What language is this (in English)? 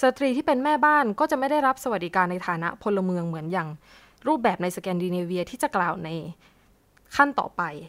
Thai